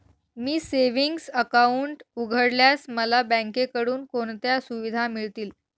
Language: Marathi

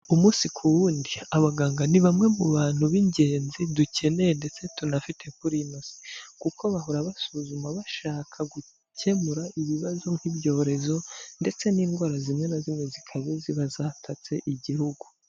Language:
Kinyarwanda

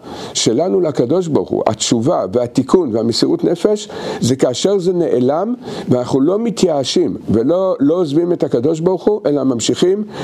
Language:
Hebrew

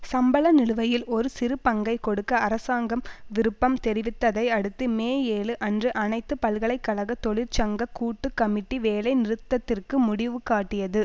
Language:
Tamil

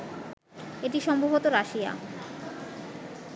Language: Bangla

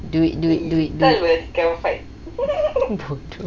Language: English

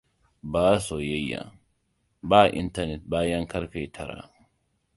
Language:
Hausa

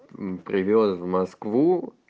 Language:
Russian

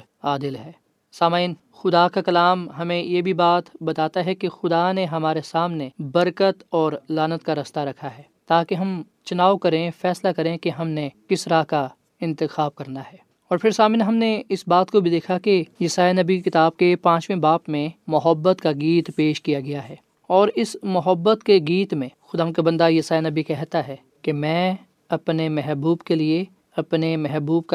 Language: Urdu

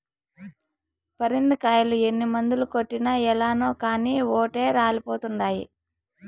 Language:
Telugu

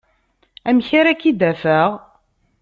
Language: Kabyle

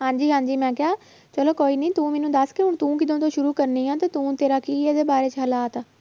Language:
Punjabi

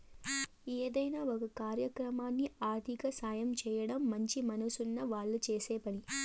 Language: Telugu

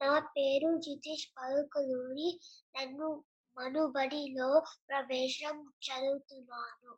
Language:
Telugu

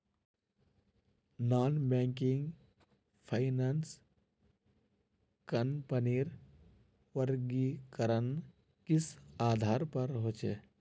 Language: Magahi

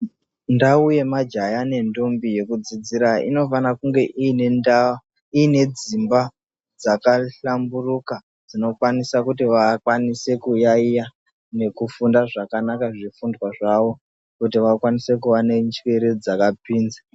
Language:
Ndau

